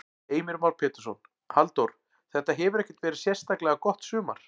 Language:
Icelandic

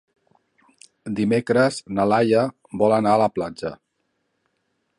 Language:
Catalan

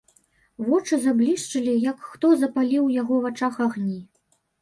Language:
Belarusian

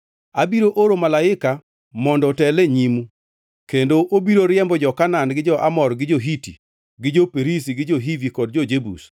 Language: Luo (Kenya and Tanzania)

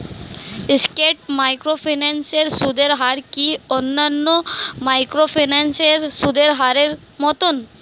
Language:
Bangla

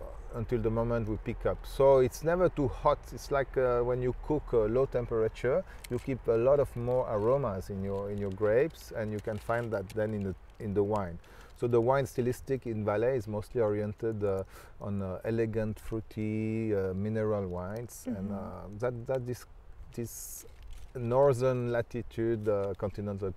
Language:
English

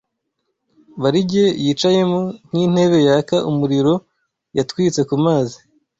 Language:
Kinyarwanda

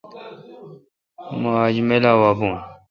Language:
Kalkoti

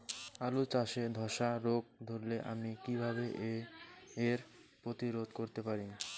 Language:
Bangla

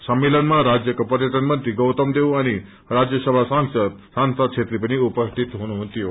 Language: Nepali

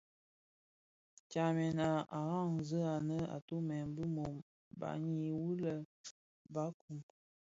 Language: Bafia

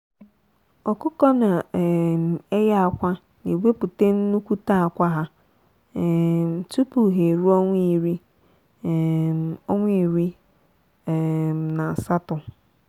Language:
Igbo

